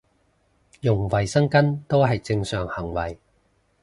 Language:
Cantonese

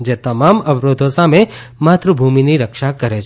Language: Gujarati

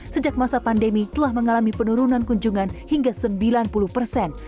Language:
Indonesian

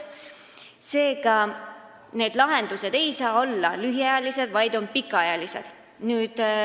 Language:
Estonian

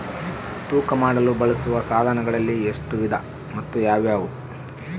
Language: Kannada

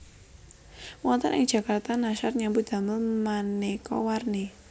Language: Javanese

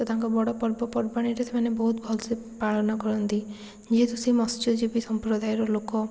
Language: Odia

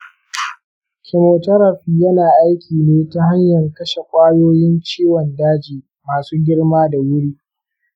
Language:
Hausa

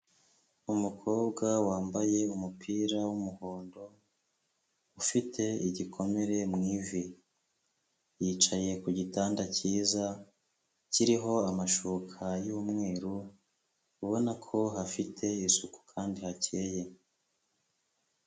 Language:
Kinyarwanda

